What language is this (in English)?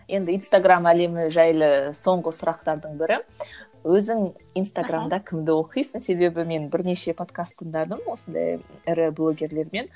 Kazakh